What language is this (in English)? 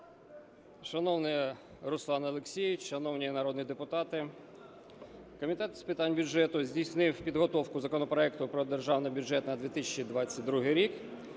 Ukrainian